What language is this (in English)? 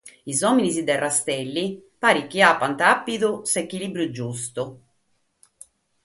Sardinian